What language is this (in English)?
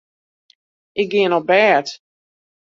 Western Frisian